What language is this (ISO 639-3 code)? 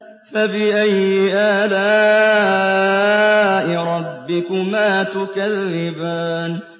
ara